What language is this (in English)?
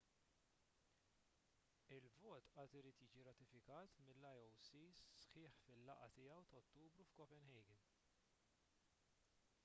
Maltese